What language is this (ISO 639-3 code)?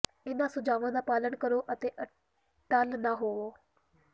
pan